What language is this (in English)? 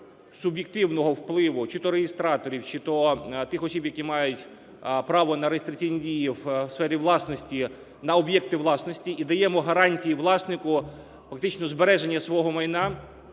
Ukrainian